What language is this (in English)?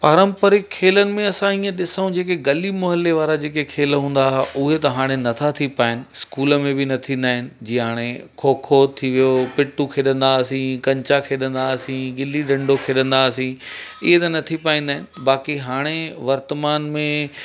Sindhi